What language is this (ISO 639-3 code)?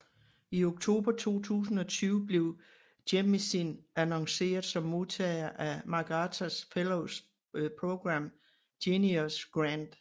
dan